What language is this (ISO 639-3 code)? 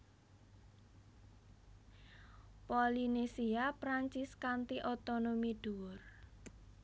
jav